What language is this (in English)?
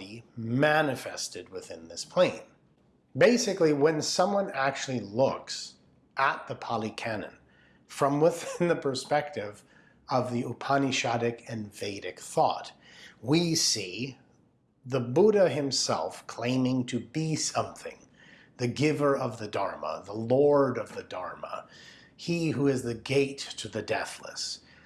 English